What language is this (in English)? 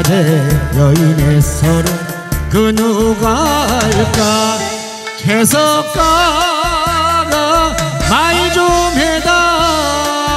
Korean